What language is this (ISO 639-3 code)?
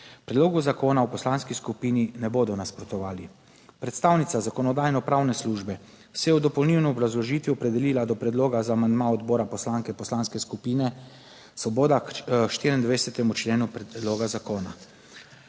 slv